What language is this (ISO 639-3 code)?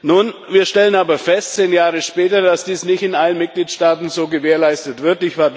deu